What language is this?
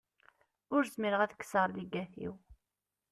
Kabyle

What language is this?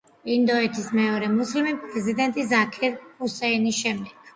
Georgian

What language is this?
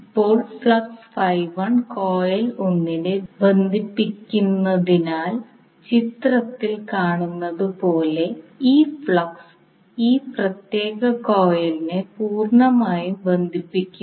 Malayalam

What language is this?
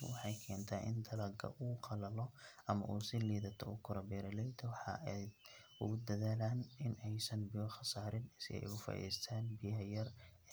Somali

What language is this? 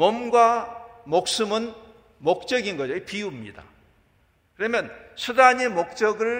Korean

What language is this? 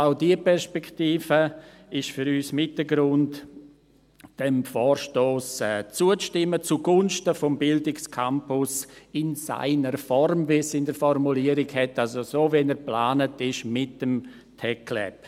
Swiss German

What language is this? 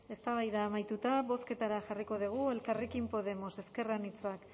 Basque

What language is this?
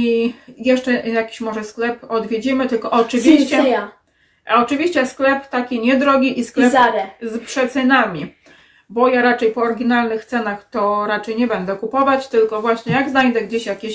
Polish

